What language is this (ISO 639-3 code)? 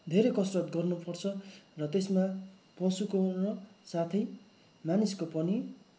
nep